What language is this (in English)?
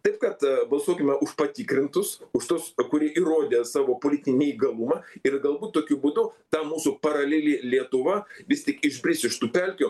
Lithuanian